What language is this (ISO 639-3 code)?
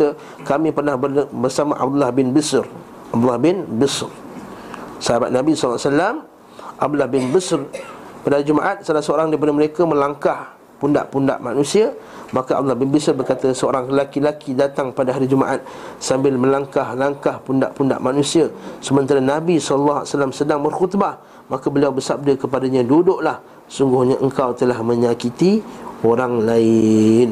msa